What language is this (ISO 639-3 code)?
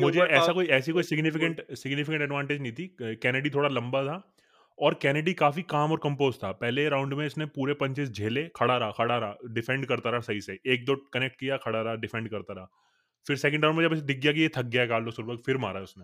hin